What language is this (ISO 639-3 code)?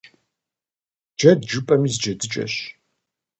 kbd